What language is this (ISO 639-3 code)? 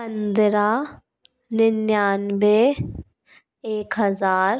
hin